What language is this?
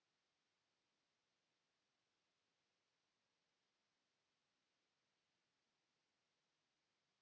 Finnish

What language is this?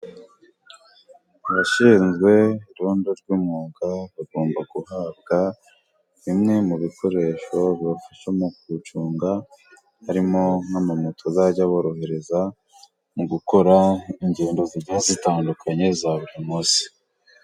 Kinyarwanda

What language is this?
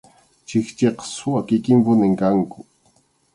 Arequipa-La Unión Quechua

